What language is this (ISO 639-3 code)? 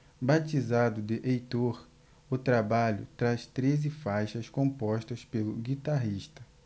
por